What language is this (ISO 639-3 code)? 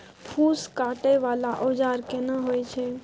mai